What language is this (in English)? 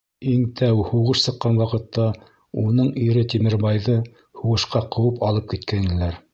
Bashkir